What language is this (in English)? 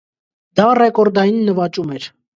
Armenian